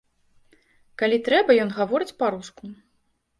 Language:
Belarusian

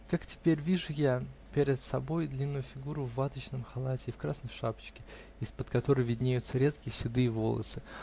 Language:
Russian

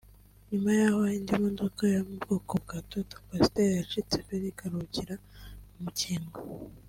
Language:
Kinyarwanda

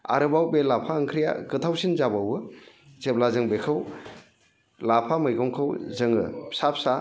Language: Bodo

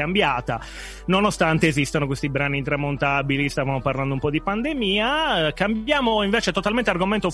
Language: Italian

